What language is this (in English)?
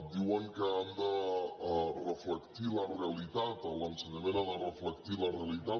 Catalan